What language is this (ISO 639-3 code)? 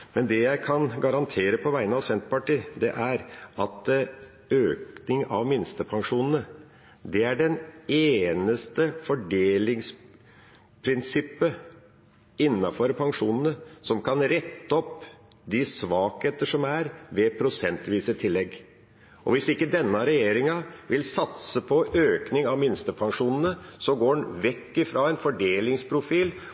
nob